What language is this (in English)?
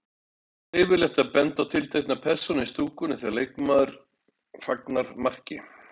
Icelandic